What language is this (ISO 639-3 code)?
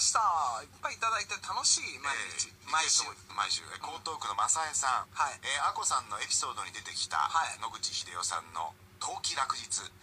jpn